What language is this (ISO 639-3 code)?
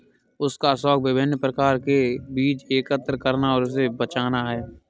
hin